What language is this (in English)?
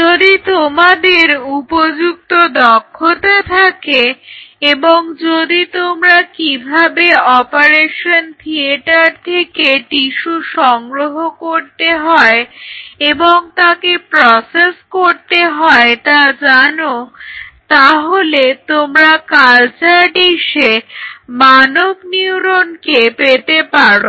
Bangla